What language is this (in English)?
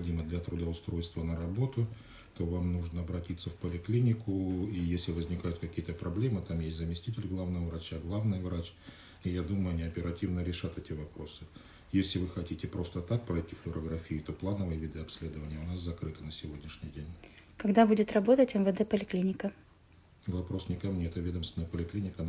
Russian